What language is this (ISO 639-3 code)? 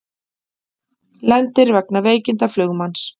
isl